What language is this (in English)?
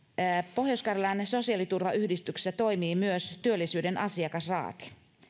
Finnish